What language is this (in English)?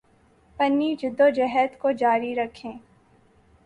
Urdu